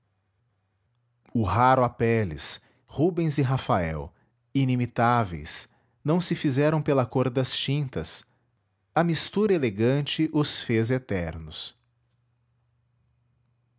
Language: Portuguese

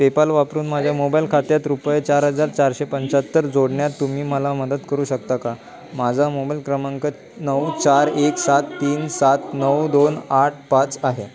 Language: Marathi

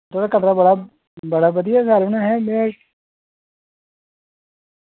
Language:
Dogri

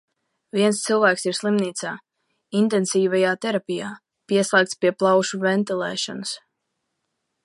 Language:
Latvian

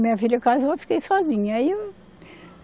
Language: Portuguese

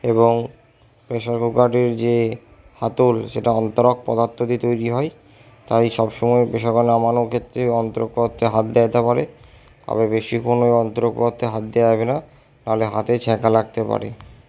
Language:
Bangla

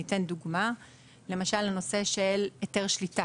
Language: Hebrew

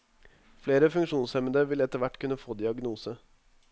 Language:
Norwegian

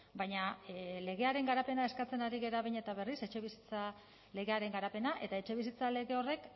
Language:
Basque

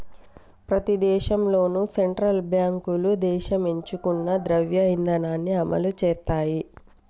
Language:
Telugu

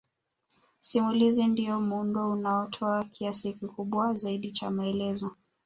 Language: Swahili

